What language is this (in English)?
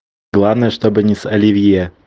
Russian